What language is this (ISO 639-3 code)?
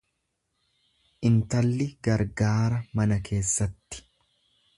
orm